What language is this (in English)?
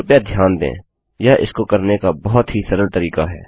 Hindi